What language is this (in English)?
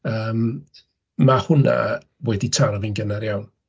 Welsh